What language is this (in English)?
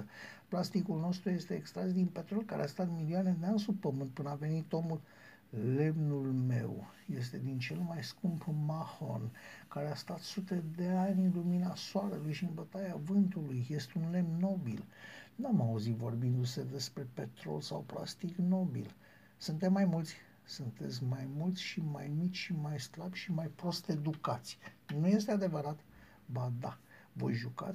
Romanian